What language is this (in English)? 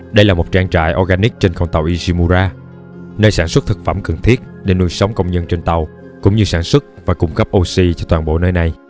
Vietnamese